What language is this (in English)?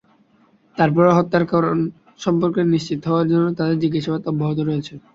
Bangla